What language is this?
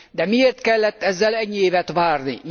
Hungarian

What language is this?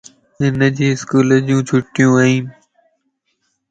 Lasi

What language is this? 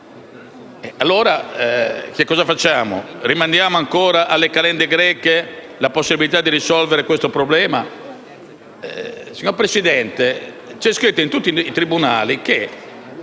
Italian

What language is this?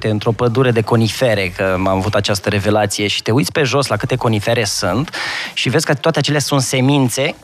Romanian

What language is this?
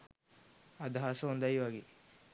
Sinhala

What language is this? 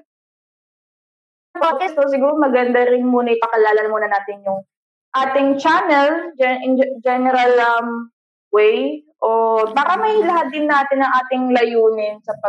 Filipino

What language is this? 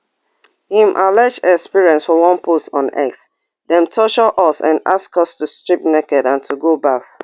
Nigerian Pidgin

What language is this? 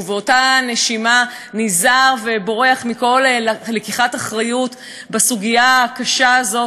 Hebrew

